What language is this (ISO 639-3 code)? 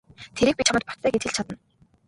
mon